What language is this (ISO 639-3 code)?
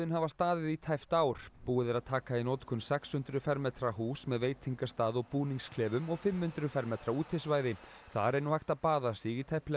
isl